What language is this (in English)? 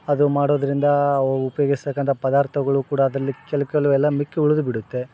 Kannada